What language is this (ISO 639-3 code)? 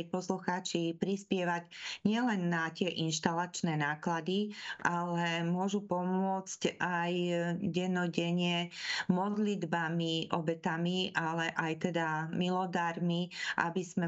slk